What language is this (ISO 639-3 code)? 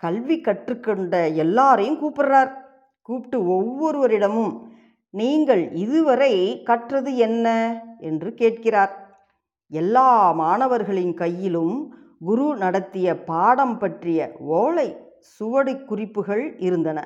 tam